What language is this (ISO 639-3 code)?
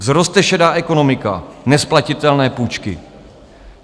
ces